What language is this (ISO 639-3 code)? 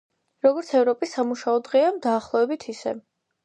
kat